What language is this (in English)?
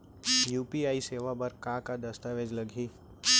Chhattisgarhi